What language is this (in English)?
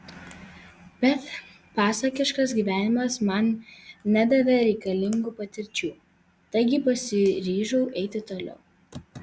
Lithuanian